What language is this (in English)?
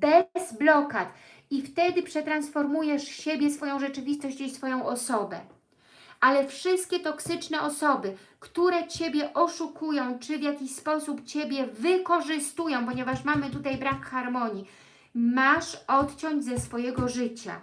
Polish